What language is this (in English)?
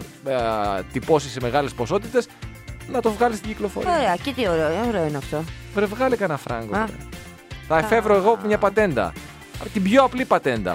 Greek